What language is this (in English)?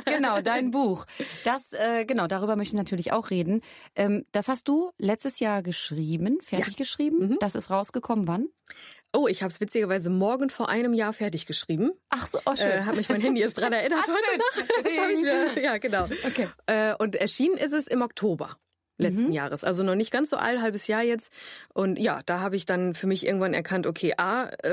German